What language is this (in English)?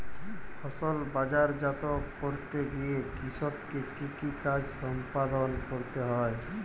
Bangla